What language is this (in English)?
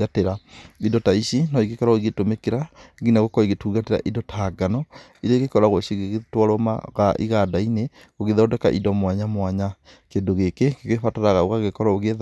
Kikuyu